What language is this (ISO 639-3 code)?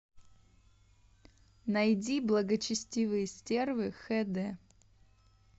rus